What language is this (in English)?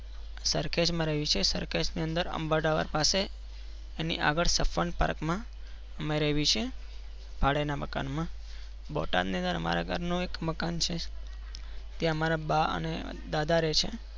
Gujarati